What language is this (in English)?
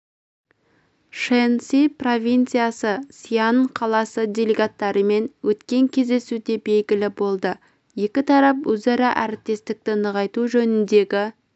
Kazakh